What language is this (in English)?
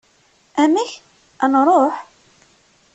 Kabyle